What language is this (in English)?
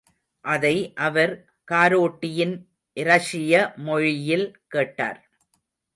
Tamil